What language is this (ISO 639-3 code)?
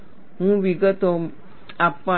guj